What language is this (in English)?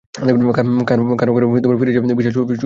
Bangla